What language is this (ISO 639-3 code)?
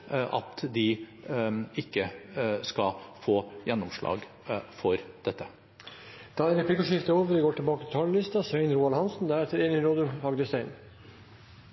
nor